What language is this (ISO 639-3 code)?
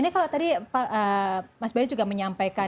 ind